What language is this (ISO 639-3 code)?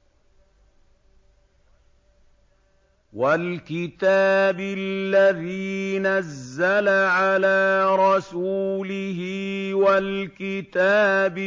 ara